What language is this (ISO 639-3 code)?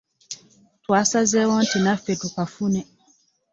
lug